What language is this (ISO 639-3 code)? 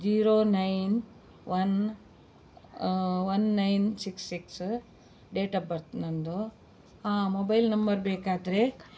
kan